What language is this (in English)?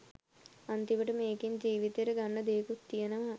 Sinhala